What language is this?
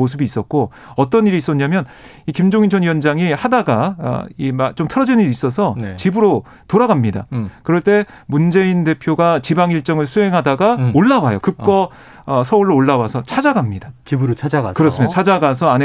Korean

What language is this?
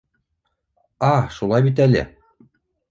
Bashkir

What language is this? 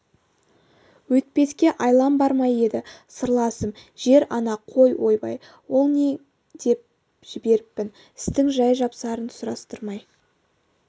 Kazakh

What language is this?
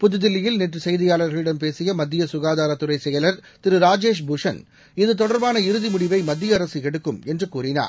Tamil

